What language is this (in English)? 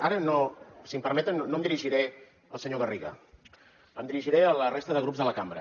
Catalan